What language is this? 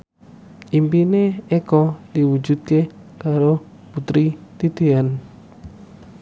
Javanese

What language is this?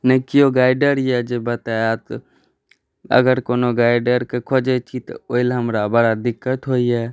Maithili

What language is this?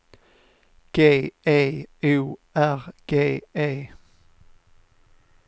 Swedish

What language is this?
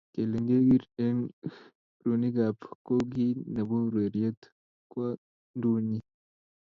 Kalenjin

